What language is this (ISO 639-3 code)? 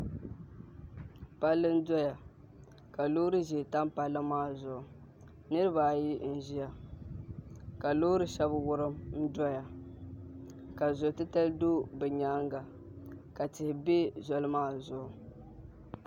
dag